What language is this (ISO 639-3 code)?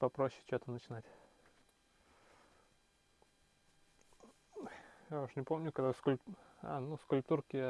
rus